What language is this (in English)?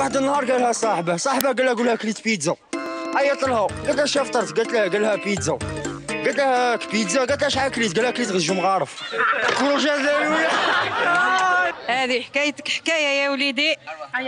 Arabic